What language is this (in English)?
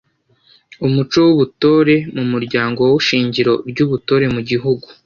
Kinyarwanda